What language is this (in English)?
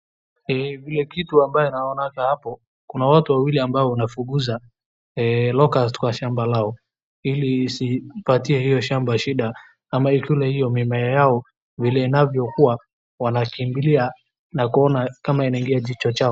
Swahili